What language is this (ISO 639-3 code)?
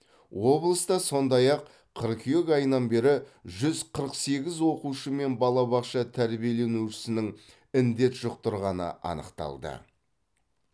kaz